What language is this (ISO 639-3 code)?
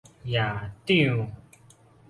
nan